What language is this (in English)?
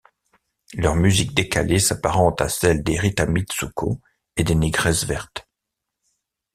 French